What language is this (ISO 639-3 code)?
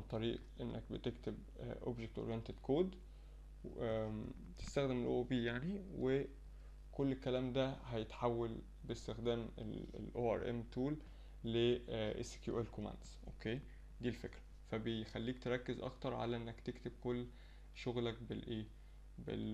ara